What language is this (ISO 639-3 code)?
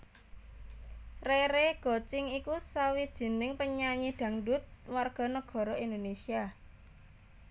jav